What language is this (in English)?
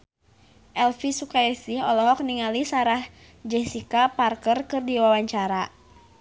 Sundanese